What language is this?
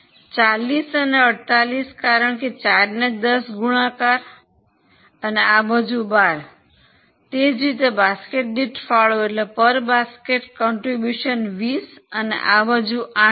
Gujarati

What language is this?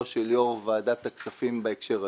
Hebrew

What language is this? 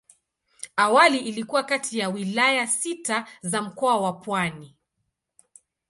Swahili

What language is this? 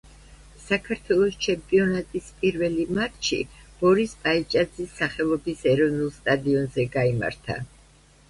Georgian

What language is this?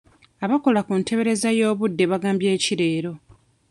Ganda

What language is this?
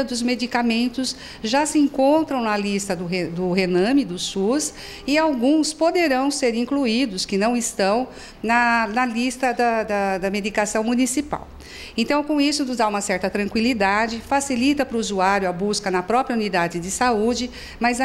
Portuguese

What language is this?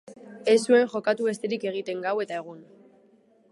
Basque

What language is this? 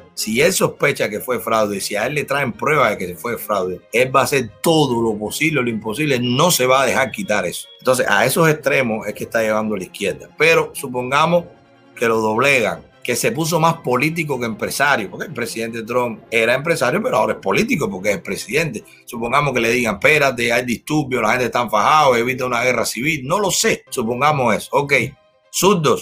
Spanish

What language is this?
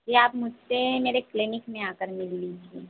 Hindi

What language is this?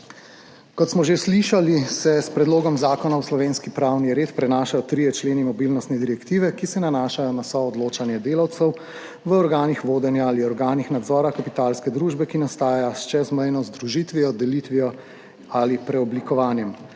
Slovenian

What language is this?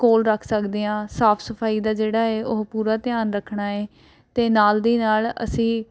Punjabi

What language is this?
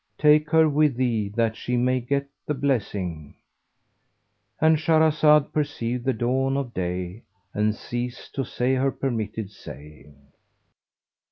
English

